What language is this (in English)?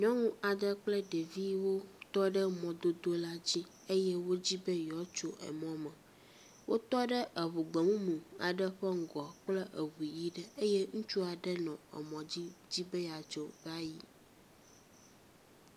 Ewe